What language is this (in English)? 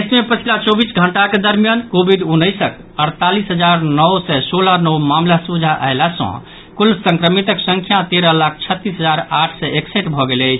Maithili